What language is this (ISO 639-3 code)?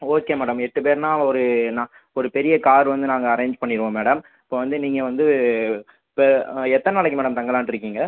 tam